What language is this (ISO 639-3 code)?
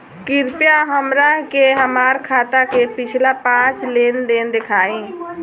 bho